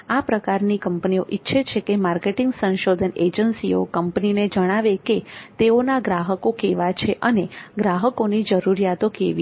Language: Gujarati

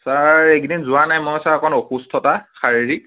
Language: Assamese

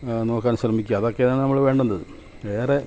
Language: Malayalam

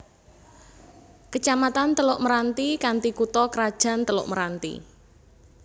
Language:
Javanese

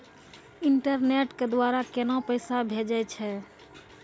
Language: Maithili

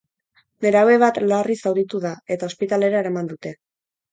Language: Basque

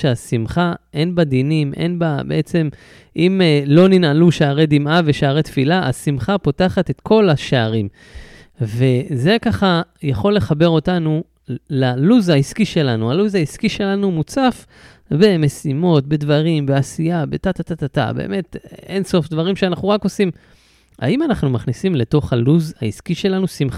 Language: Hebrew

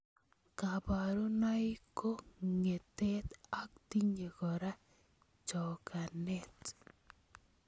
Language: Kalenjin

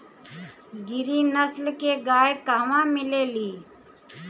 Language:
Bhojpuri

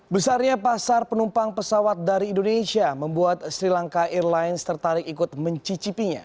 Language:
Indonesian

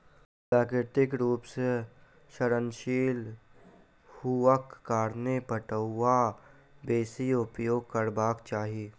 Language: Maithili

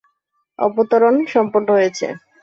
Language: Bangla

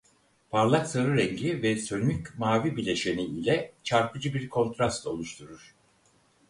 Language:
Turkish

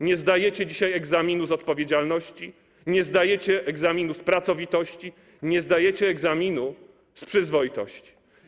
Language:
Polish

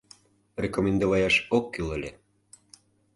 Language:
Mari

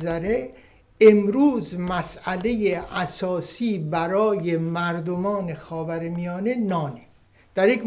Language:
Persian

